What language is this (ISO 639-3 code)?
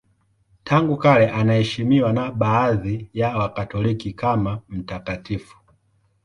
swa